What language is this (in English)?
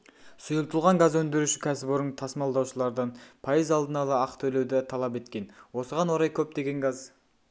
Kazakh